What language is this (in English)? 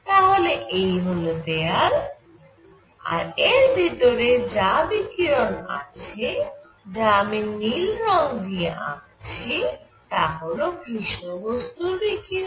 Bangla